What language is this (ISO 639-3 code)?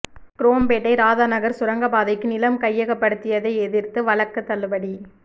tam